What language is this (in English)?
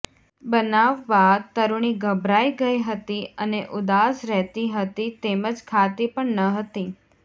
Gujarati